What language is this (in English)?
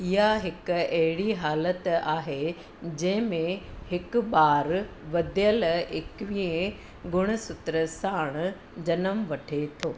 Sindhi